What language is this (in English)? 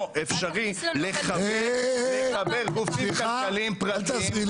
Hebrew